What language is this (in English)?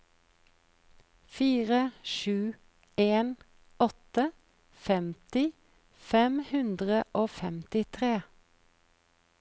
Norwegian